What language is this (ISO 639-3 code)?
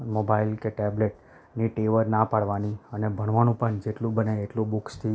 guj